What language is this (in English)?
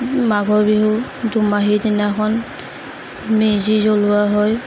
Assamese